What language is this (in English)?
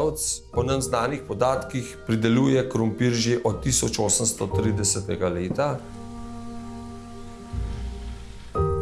Slovenian